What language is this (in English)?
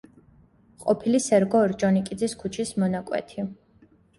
Georgian